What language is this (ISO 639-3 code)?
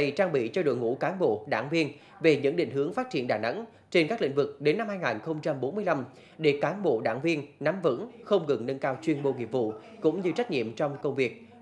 vie